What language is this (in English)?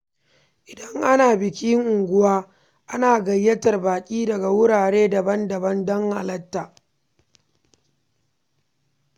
Hausa